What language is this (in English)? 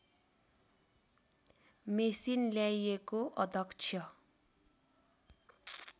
Nepali